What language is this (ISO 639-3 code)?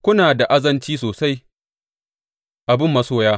hau